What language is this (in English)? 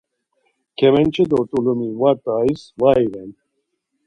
Laz